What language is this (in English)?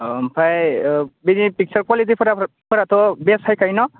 Bodo